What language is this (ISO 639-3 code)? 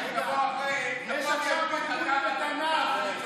heb